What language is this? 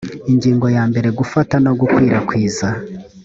Kinyarwanda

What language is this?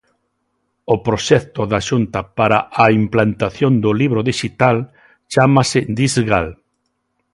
Galician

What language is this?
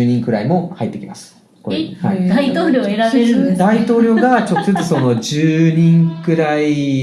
Japanese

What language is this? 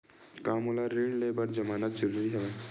Chhattisgarhi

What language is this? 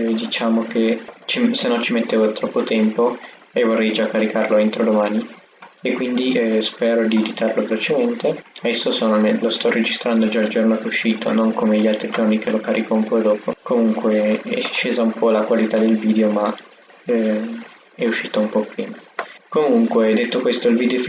Italian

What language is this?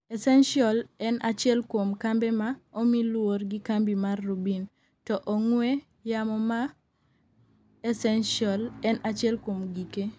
Luo (Kenya and Tanzania)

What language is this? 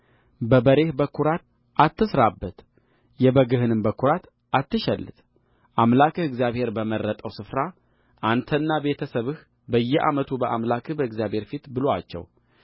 Amharic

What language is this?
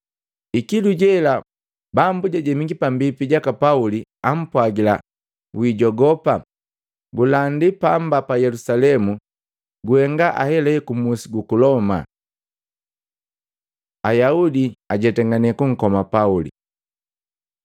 Matengo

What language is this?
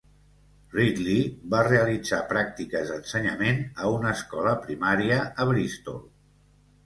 Catalan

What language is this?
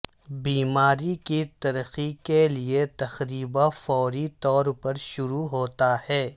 Urdu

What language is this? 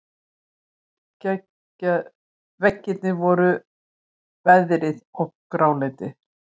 Icelandic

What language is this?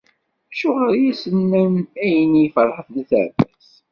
Kabyle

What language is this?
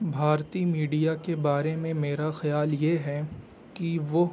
Urdu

